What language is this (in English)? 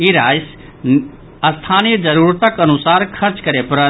Maithili